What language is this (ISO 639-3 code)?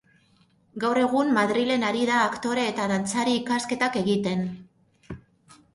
eus